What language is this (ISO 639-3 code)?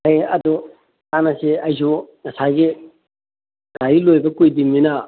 mni